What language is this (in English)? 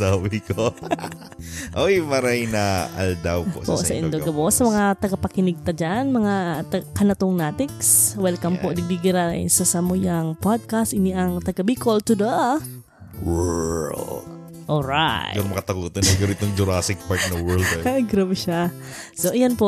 Filipino